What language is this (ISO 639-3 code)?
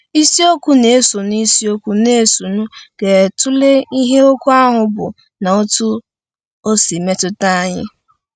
ibo